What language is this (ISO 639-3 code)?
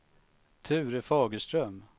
swe